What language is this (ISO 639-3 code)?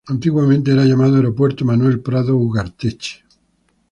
spa